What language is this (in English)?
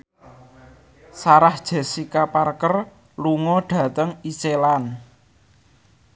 Javanese